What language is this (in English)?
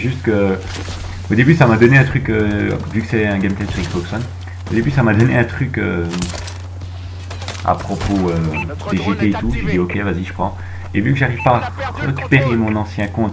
French